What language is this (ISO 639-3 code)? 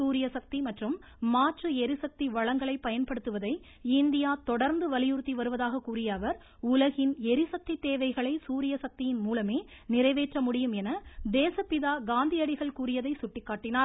tam